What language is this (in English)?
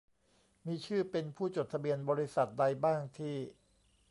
Thai